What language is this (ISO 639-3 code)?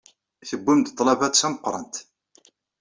kab